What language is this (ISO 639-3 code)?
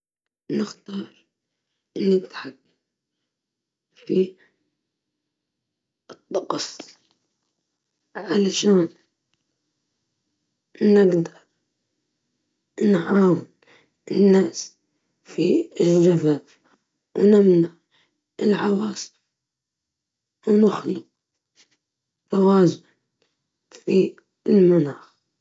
ayl